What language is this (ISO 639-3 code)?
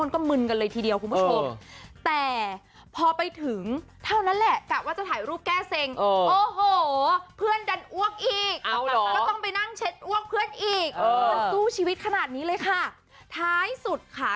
tha